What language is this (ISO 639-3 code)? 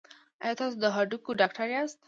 pus